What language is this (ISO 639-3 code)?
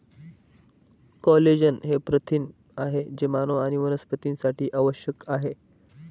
mar